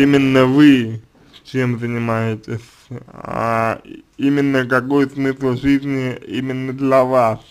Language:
Russian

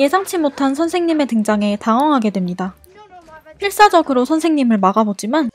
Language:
Korean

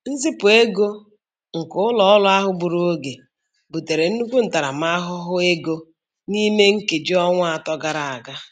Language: Igbo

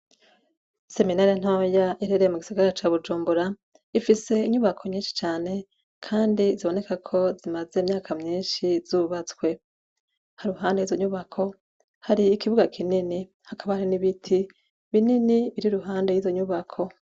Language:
Rundi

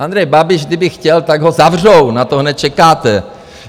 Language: Czech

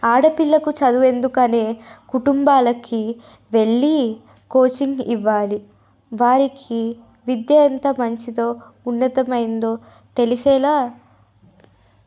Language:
Telugu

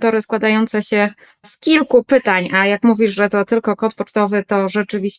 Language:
Polish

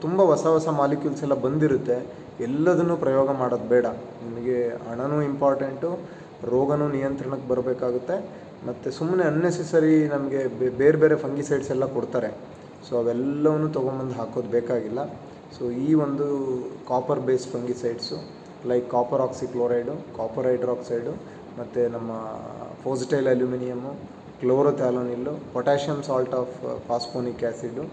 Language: Kannada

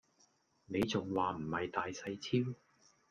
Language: Cantonese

